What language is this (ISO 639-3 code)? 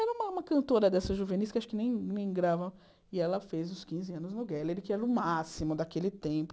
por